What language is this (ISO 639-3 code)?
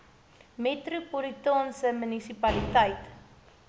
afr